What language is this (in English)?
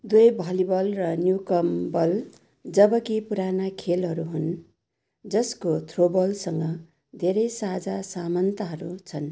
Nepali